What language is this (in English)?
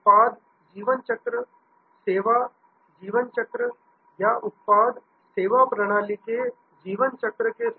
Hindi